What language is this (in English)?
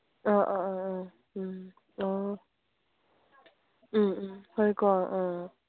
Manipuri